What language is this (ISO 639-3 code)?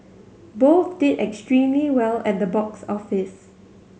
eng